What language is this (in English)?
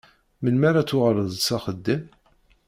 Kabyle